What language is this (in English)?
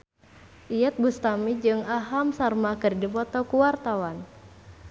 Sundanese